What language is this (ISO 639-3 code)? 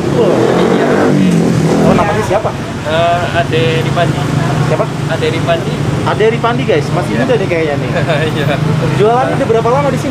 ind